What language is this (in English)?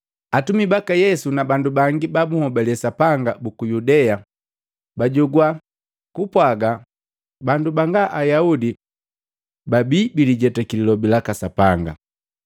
Matengo